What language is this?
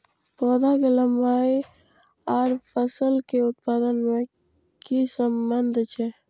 Maithili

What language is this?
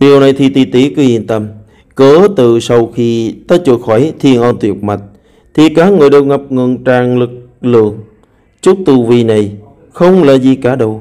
Vietnamese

